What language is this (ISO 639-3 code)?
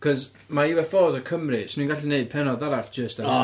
cym